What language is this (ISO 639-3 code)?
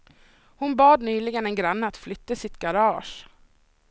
swe